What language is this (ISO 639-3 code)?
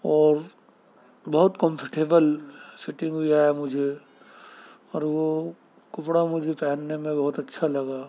urd